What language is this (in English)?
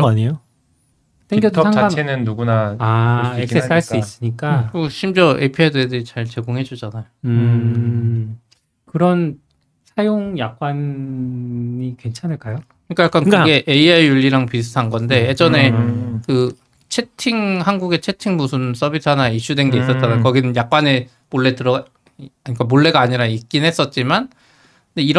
Korean